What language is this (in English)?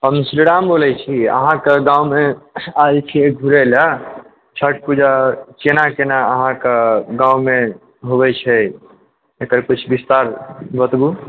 Maithili